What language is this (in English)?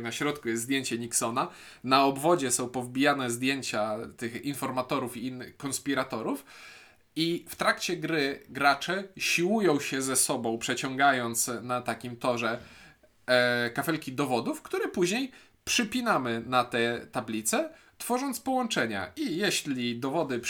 Polish